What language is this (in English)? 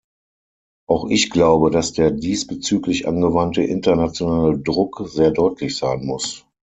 German